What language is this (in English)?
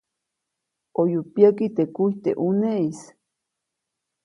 Copainalá Zoque